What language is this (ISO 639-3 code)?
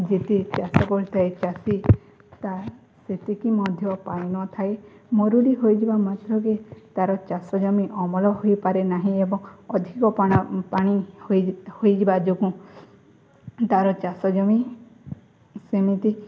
ori